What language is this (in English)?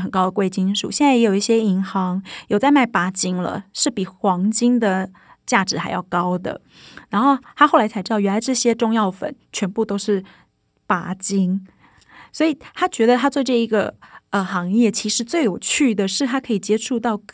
Chinese